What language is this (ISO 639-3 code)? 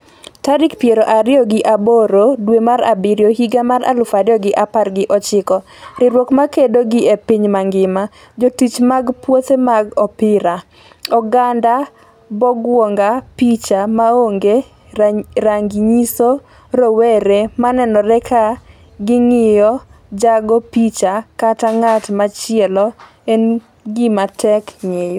luo